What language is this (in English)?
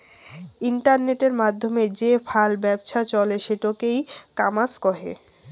Bangla